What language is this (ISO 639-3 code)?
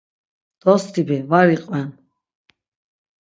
lzz